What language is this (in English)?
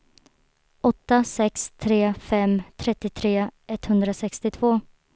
Swedish